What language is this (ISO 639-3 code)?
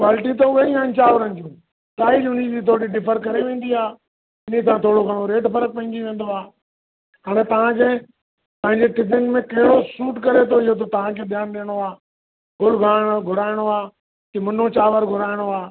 snd